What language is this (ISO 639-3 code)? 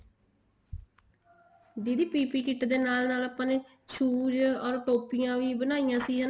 pan